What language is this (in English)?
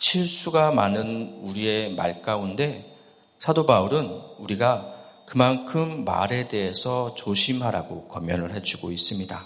Korean